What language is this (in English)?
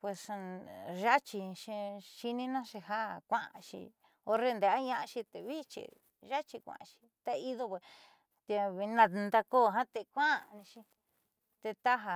Southeastern Nochixtlán Mixtec